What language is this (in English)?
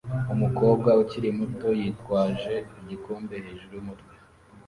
Kinyarwanda